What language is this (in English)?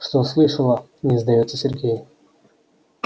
Russian